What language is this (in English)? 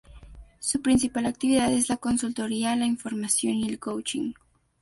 Spanish